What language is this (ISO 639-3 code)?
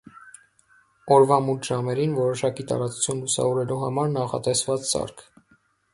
hye